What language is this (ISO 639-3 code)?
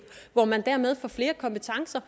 dan